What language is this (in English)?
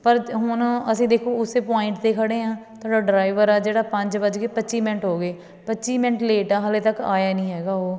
Punjabi